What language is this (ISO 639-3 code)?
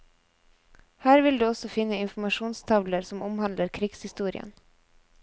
nor